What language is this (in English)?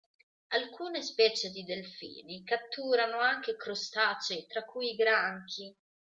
Italian